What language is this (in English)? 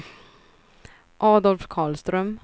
Swedish